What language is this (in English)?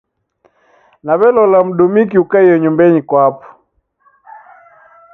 Taita